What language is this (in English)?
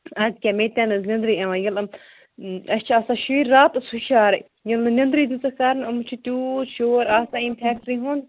Kashmiri